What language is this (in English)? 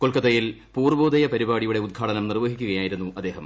Malayalam